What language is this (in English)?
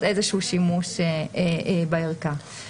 Hebrew